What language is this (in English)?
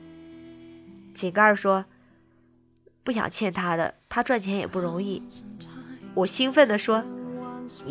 Chinese